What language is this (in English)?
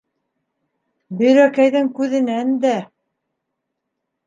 Bashkir